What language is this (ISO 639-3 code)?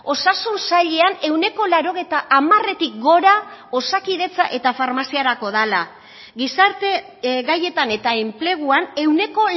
eus